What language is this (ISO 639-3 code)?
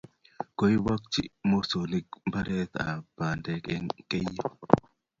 kln